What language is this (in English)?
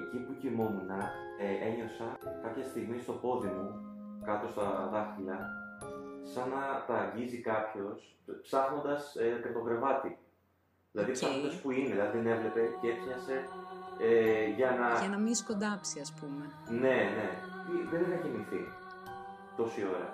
Greek